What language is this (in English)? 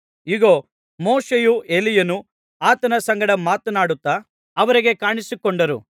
Kannada